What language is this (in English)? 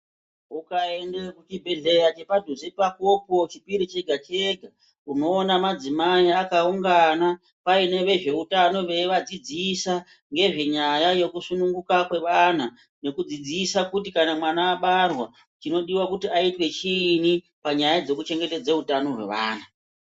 Ndau